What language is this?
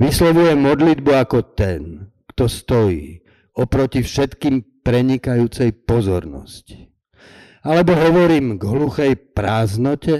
Slovak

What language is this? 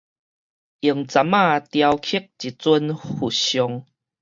Min Nan Chinese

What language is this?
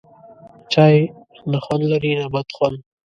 Pashto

